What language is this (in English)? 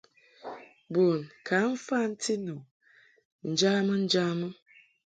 Mungaka